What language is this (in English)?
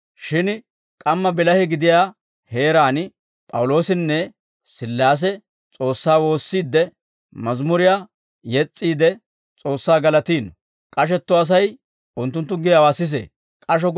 Dawro